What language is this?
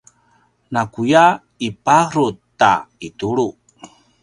Paiwan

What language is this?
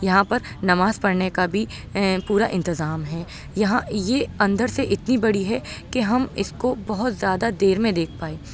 Urdu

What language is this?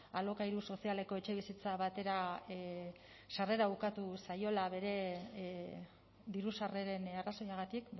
Basque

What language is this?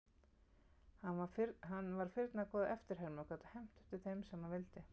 Icelandic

